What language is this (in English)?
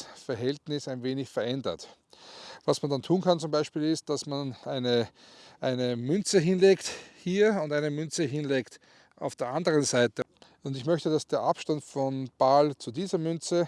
German